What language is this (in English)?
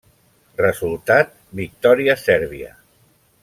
Catalan